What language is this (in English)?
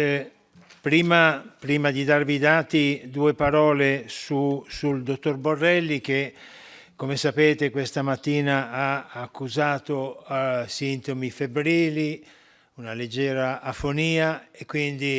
Italian